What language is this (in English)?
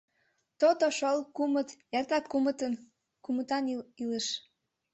Mari